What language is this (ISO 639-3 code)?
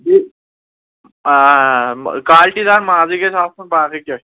kas